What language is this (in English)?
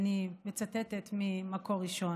Hebrew